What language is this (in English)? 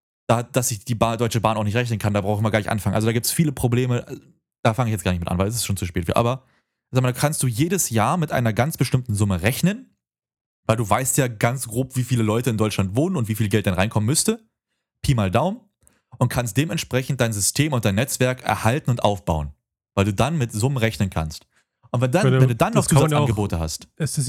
German